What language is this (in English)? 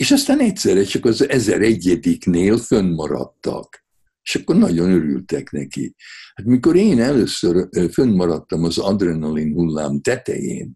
Hungarian